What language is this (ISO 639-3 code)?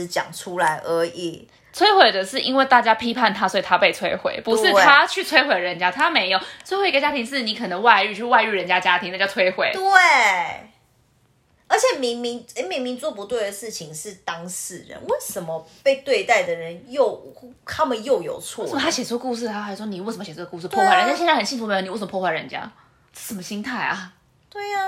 zho